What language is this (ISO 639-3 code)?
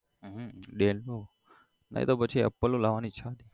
guj